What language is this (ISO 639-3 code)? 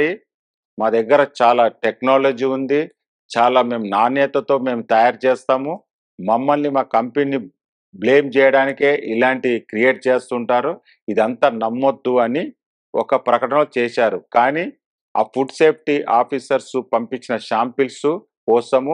tel